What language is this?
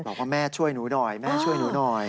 Thai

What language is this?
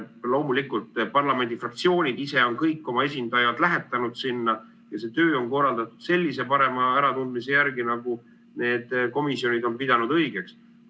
Estonian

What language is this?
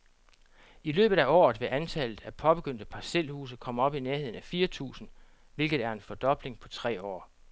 Danish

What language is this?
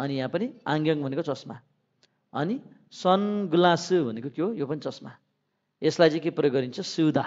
Korean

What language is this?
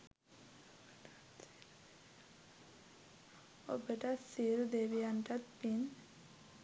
Sinhala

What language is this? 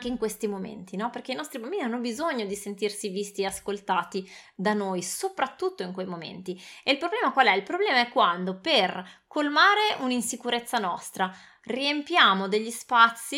Italian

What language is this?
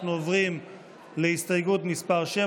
Hebrew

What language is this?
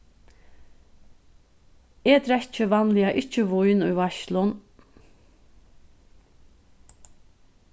Faroese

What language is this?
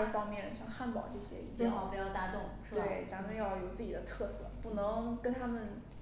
Chinese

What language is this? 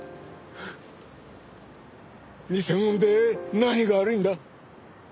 Japanese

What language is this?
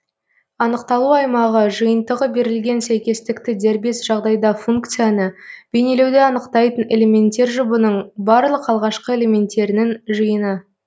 Kazakh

